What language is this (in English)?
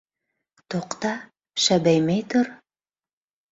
Bashkir